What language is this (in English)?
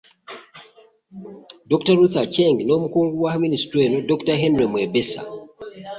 Ganda